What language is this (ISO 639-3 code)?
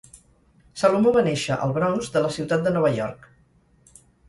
cat